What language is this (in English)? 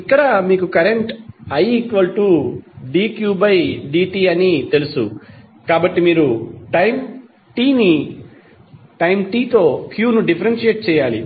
Telugu